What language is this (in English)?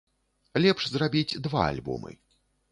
Belarusian